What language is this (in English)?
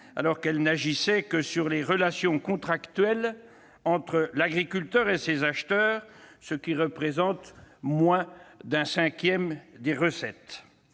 French